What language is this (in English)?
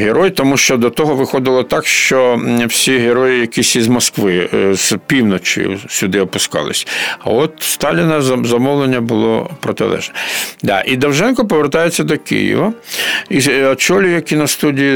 Ukrainian